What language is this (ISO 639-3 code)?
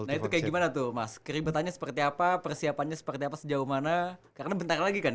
ind